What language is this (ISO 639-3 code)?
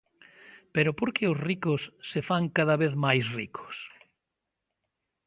glg